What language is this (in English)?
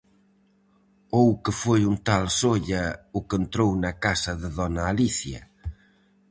Galician